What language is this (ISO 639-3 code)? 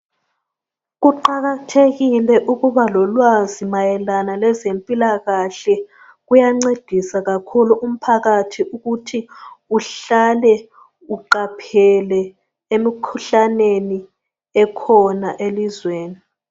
nde